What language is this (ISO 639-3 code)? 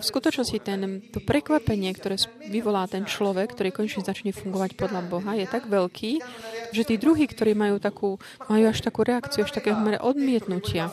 slk